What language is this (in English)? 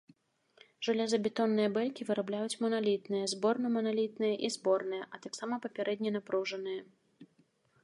Belarusian